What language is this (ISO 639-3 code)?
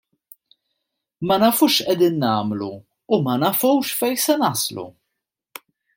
mlt